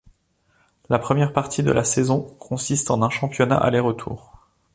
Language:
French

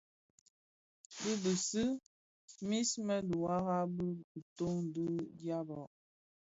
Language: Bafia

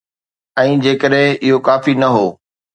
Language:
Sindhi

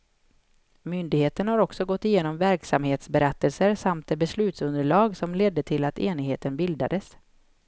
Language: Swedish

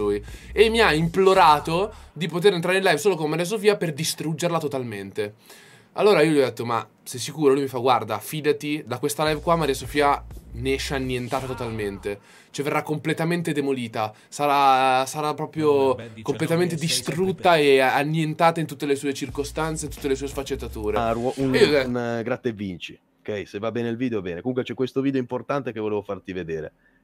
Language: Italian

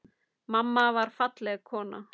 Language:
Icelandic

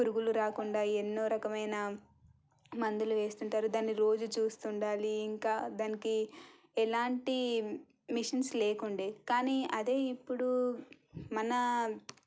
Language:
Telugu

